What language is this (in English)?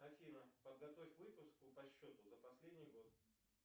Russian